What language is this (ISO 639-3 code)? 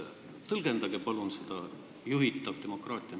est